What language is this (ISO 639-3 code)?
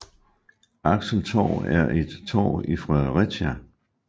dan